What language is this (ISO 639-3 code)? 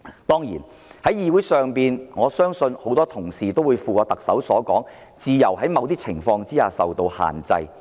yue